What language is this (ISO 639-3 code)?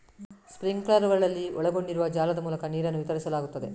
kan